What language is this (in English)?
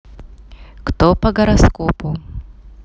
Russian